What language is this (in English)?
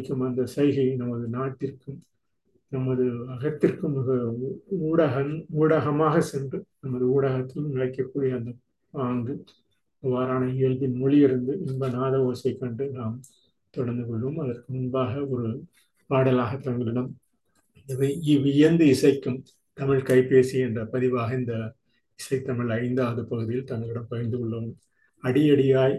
Tamil